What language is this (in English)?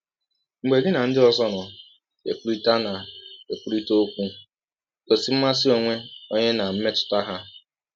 Igbo